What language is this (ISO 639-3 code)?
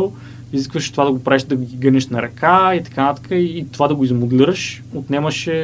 bul